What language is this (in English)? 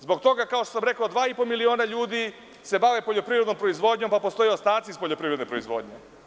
Serbian